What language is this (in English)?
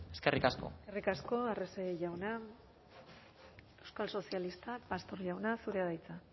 Basque